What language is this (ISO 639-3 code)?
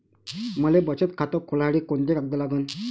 mar